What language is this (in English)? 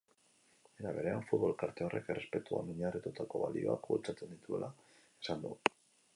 Basque